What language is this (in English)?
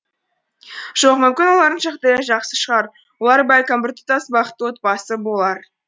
Kazakh